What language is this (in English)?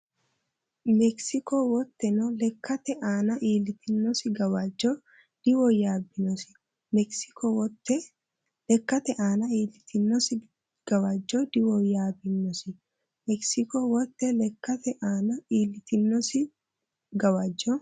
Sidamo